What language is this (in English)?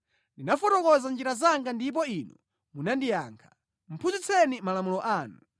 Nyanja